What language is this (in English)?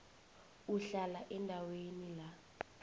South Ndebele